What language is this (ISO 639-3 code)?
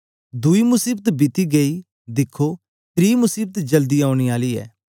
doi